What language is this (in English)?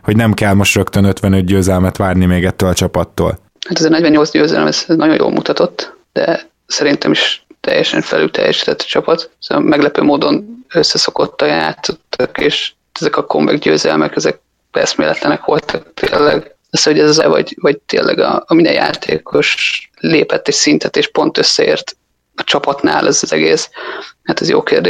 Hungarian